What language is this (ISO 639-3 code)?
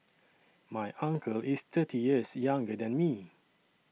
eng